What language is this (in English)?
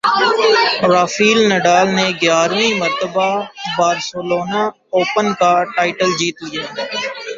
Urdu